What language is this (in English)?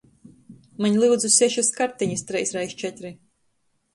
Latgalian